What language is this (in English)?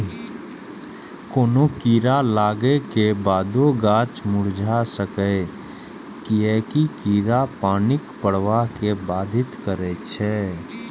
Maithili